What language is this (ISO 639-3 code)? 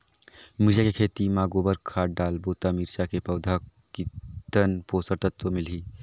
hne